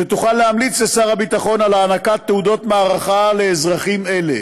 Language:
Hebrew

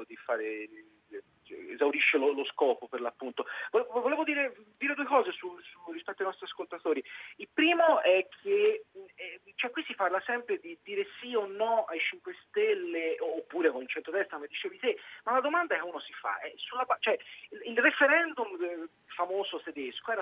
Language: Italian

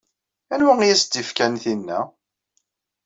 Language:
Kabyle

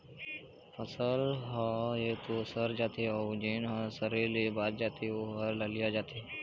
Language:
Chhattisgarhi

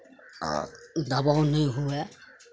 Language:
Maithili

